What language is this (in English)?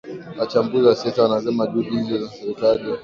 Swahili